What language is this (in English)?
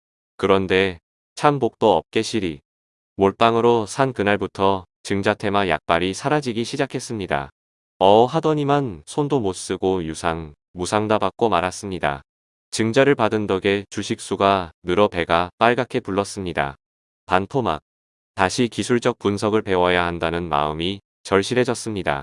Korean